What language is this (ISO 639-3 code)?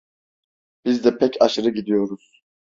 tur